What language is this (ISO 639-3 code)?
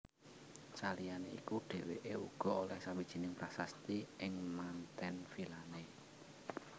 jav